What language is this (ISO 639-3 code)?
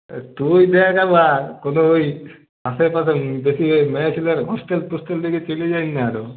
ben